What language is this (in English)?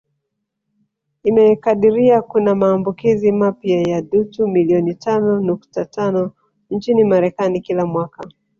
Swahili